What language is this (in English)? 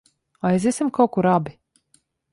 Latvian